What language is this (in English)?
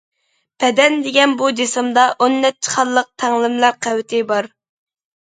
Uyghur